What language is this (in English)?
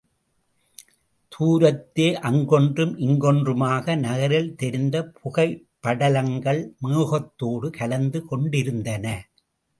Tamil